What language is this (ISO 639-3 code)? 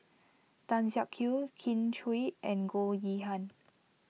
eng